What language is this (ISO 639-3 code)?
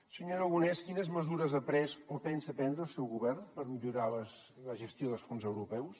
cat